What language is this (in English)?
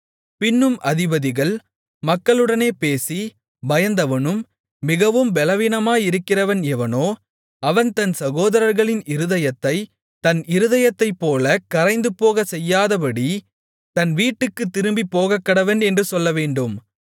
Tamil